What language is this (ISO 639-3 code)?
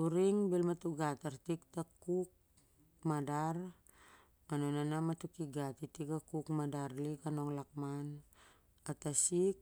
sjr